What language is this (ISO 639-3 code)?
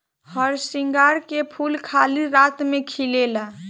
bho